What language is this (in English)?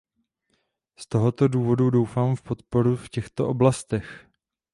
Czech